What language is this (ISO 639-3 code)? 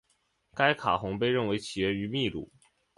zho